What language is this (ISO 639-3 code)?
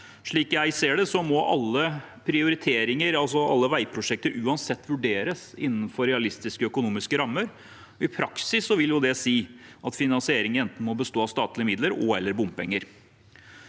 nor